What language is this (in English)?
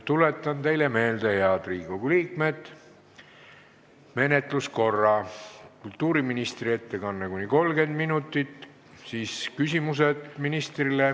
Estonian